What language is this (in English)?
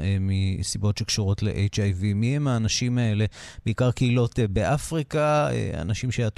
Hebrew